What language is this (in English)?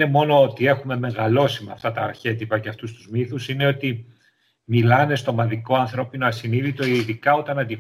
Greek